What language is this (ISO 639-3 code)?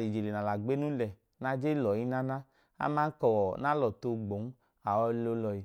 idu